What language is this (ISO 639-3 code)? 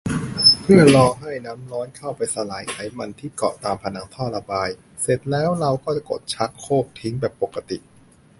tha